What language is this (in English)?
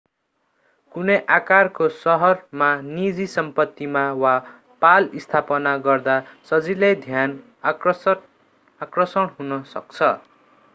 Nepali